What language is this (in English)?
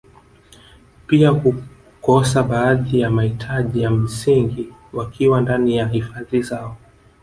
Swahili